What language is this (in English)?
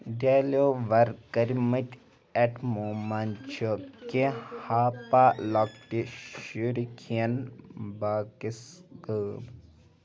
Kashmiri